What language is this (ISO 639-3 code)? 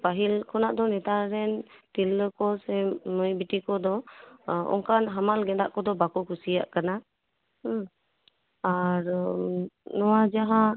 sat